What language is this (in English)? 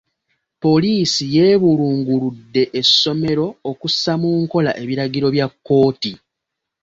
Ganda